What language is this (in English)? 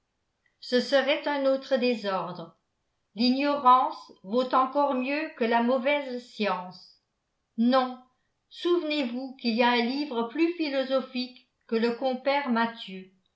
French